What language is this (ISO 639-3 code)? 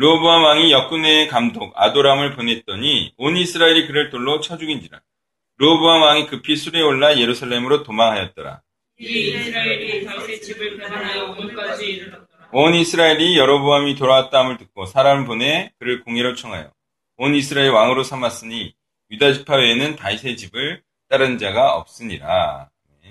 kor